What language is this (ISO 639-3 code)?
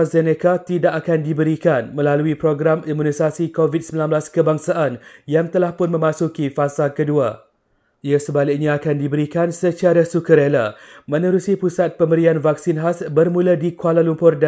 msa